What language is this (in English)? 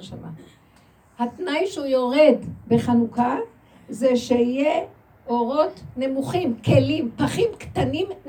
Hebrew